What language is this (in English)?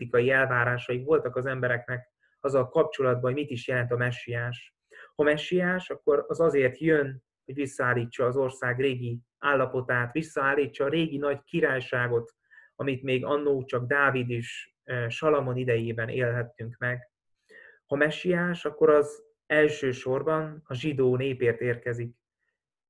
Hungarian